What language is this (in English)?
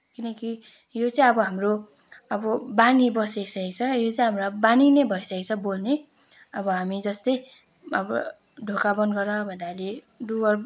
Nepali